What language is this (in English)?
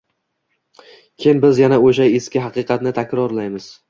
Uzbek